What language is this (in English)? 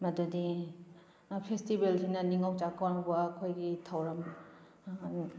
Manipuri